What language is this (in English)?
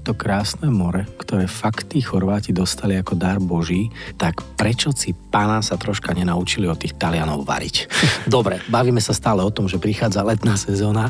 Slovak